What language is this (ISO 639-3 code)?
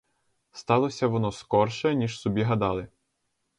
ukr